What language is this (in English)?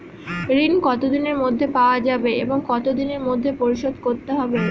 Bangla